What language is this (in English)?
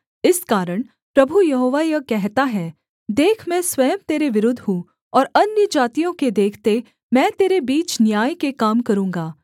Hindi